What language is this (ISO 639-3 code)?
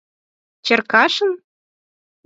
chm